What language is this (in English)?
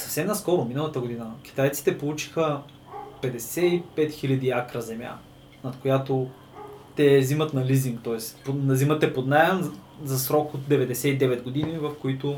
Bulgarian